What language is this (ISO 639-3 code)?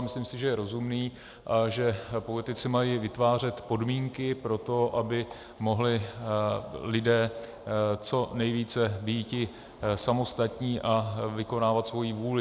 ces